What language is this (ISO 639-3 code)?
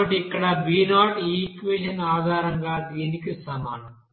tel